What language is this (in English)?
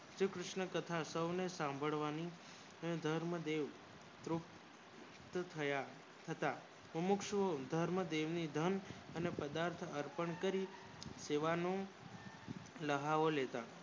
Gujarati